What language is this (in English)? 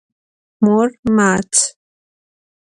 Adyghe